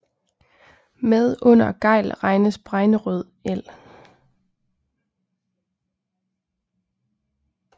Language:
Danish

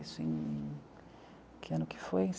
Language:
Portuguese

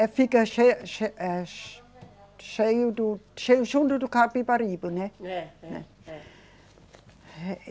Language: Portuguese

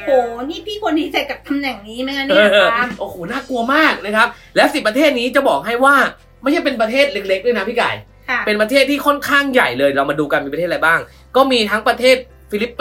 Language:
Thai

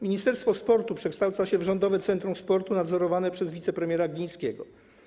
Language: Polish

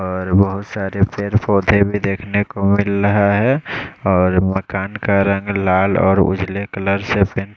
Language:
Hindi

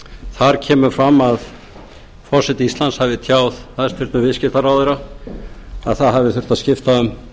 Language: Icelandic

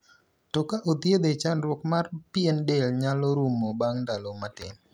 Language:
Luo (Kenya and Tanzania)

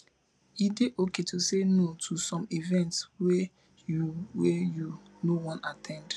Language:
Nigerian Pidgin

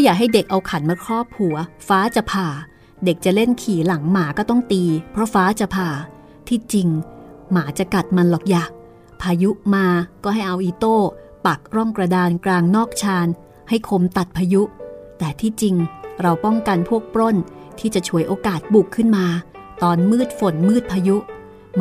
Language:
Thai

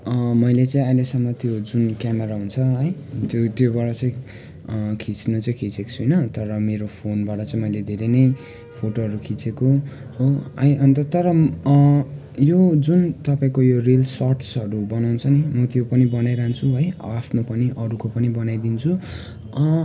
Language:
Nepali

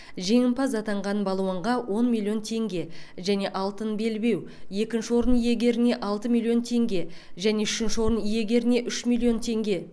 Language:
Kazakh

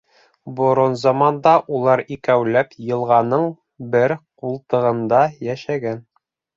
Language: Bashkir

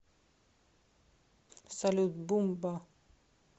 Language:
Russian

